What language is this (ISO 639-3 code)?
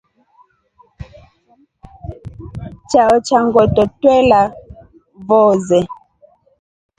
rof